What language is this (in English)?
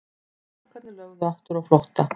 Icelandic